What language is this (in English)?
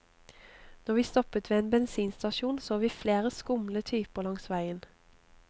Norwegian